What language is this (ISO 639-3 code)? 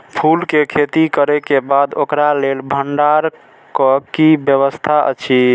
mai